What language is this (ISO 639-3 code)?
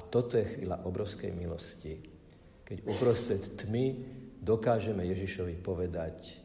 slk